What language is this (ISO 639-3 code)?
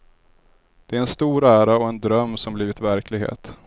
swe